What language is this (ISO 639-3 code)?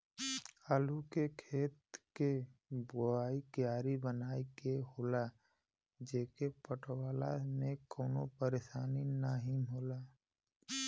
bho